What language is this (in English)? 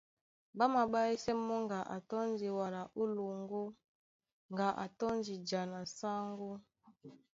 Duala